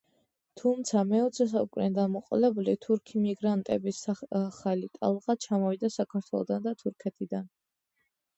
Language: Georgian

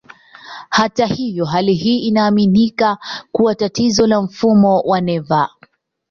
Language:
Swahili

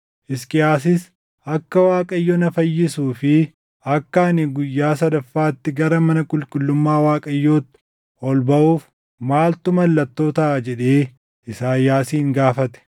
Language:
Oromo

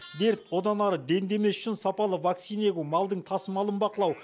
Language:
Kazakh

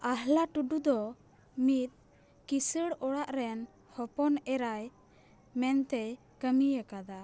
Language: Santali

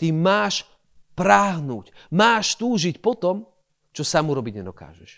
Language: Slovak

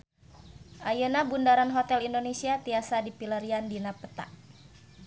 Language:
Sundanese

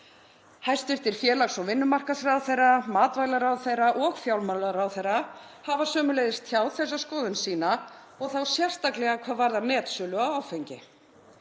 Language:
Icelandic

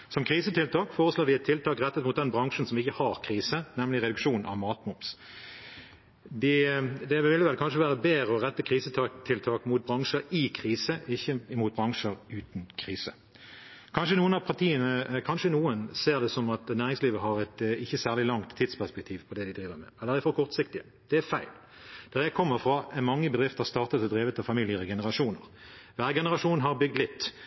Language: Norwegian Bokmål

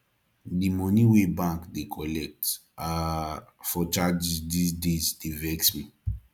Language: Nigerian Pidgin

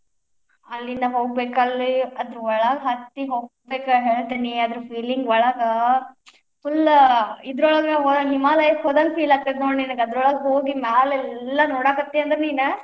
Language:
Kannada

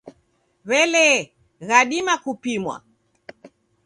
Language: Taita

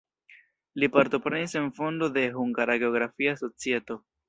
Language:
Esperanto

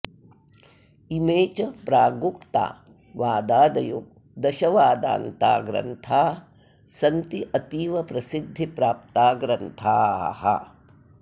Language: Sanskrit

